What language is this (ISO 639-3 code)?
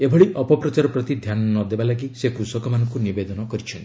ori